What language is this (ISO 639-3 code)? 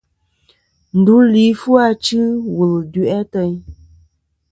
bkm